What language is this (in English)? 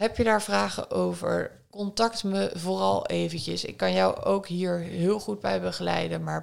Dutch